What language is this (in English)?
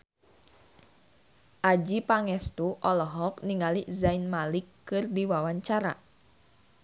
Sundanese